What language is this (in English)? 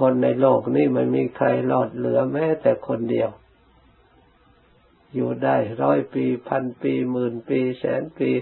Thai